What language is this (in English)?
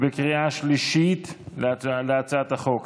Hebrew